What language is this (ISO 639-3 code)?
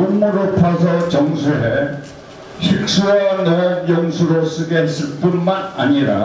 kor